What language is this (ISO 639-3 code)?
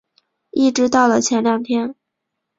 zho